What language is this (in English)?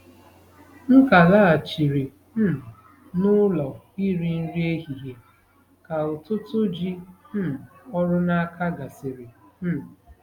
Igbo